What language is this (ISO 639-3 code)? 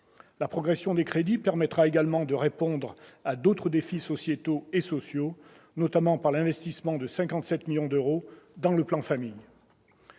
fra